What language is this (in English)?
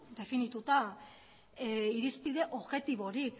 Basque